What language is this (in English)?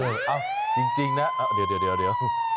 Thai